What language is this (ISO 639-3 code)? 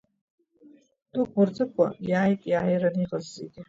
abk